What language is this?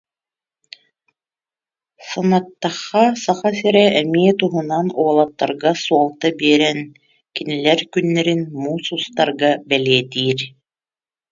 Yakut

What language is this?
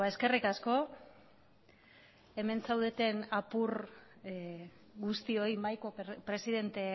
Basque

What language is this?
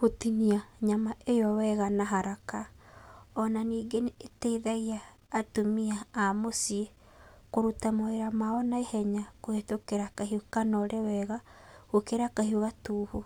Kikuyu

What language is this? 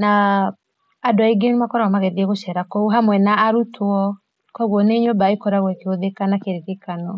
Kikuyu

